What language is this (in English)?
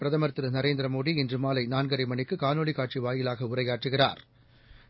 Tamil